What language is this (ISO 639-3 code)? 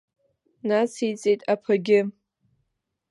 abk